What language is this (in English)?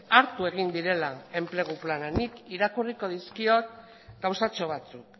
Basque